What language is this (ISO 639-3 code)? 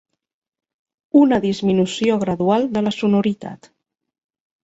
cat